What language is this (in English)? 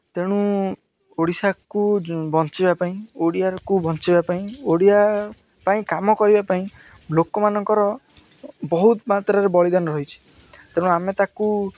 Odia